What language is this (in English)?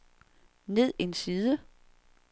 Danish